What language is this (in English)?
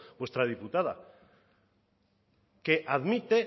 Spanish